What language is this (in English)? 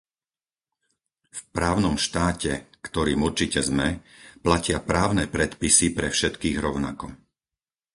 Slovak